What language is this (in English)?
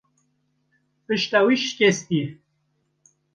Kurdish